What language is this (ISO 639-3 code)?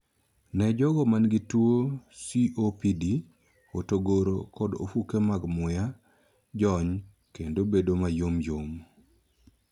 luo